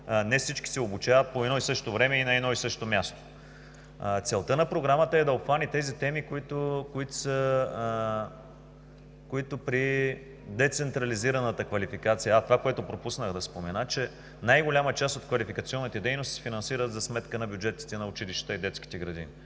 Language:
Bulgarian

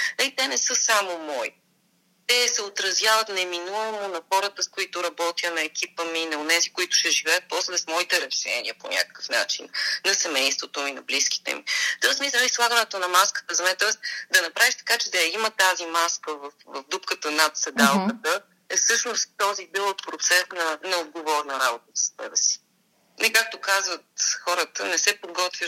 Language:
Bulgarian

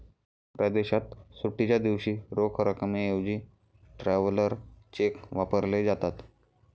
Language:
Marathi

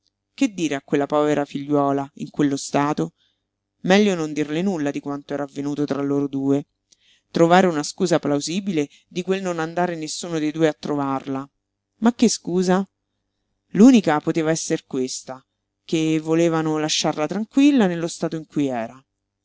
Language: Italian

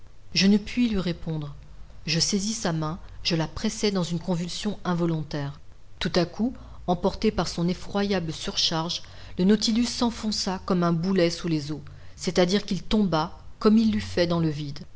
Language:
French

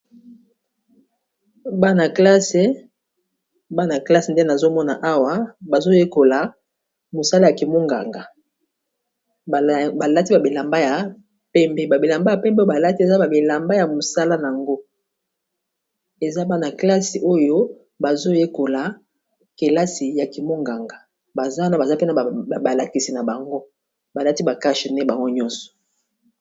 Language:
Lingala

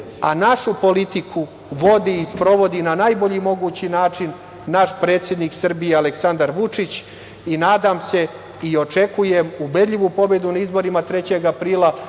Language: Serbian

